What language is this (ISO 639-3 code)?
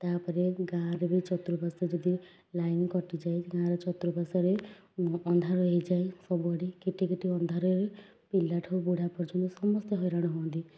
ori